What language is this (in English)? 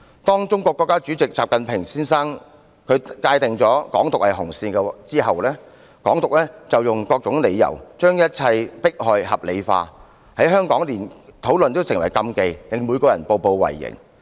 Cantonese